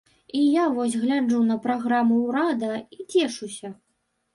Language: Belarusian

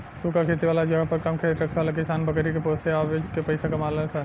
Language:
Bhojpuri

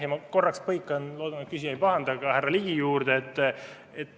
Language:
Estonian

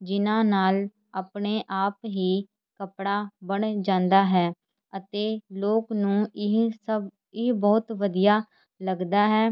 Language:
Punjabi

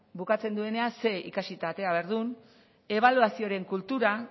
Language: Basque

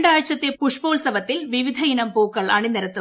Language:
Malayalam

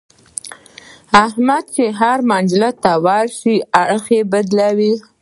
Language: Pashto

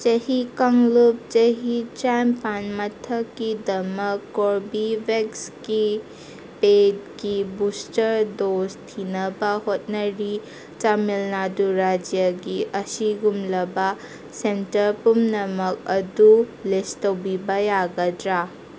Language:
Manipuri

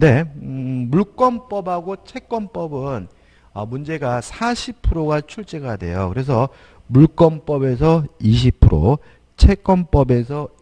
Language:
Korean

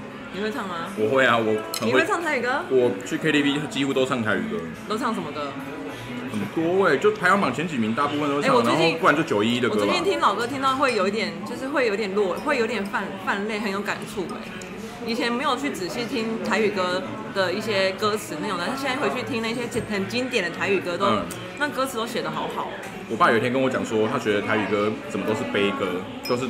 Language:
Chinese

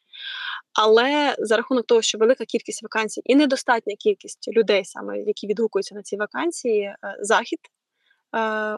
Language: Ukrainian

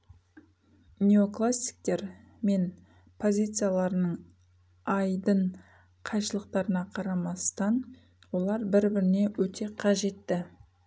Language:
Kazakh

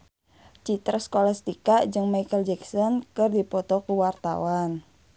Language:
Sundanese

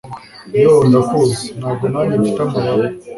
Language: Kinyarwanda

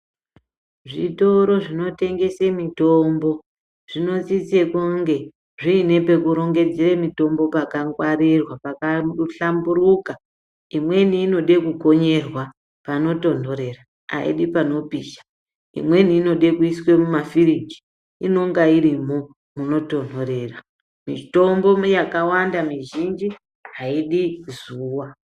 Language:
Ndau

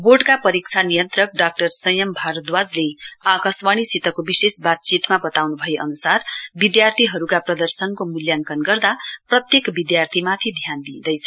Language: Nepali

